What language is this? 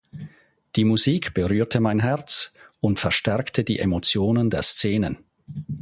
German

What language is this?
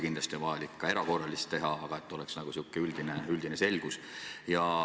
Estonian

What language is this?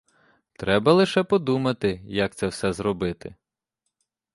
Ukrainian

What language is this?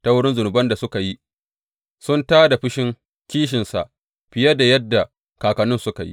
Hausa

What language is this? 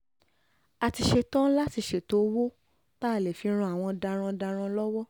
Yoruba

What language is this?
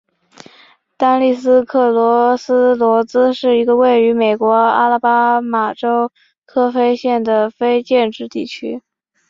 Chinese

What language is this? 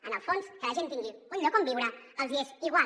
Catalan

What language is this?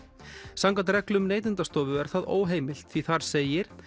Icelandic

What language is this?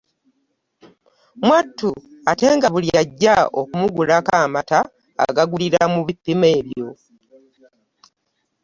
Ganda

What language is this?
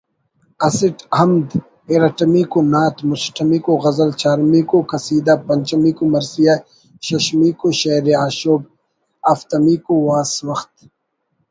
Brahui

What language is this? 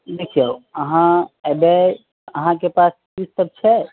Maithili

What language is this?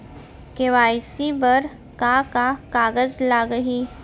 Chhattisgarhi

